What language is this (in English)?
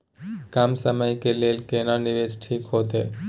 Maithili